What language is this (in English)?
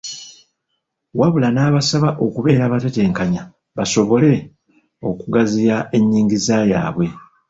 Ganda